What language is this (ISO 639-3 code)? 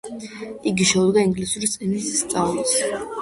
kat